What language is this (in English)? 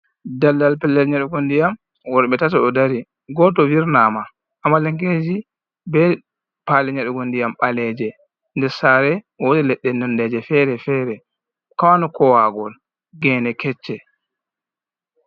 Fula